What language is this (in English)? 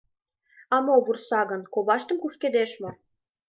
Mari